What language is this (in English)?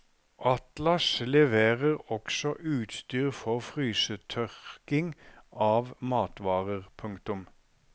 Norwegian